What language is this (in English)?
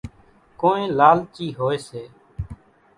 Kachi Koli